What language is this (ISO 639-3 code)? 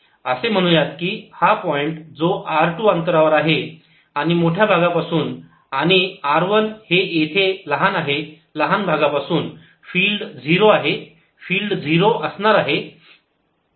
mar